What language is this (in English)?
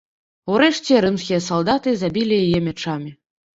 Belarusian